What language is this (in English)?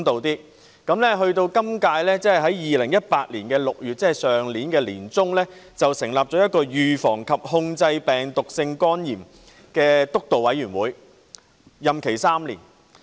Cantonese